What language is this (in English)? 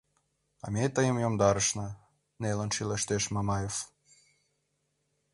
Mari